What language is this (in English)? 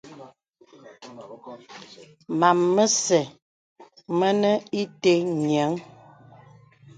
Bebele